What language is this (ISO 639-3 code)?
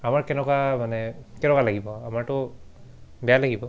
asm